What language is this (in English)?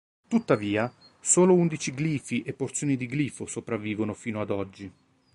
Italian